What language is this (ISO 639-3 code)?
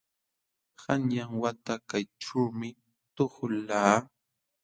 qxw